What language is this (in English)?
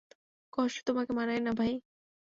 Bangla